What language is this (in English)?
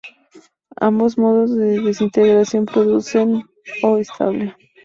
Spanish